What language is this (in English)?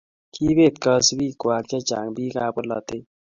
Kalenjin